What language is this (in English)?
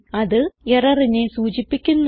Malayalam